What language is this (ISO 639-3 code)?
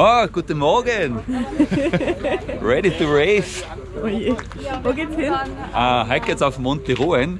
deu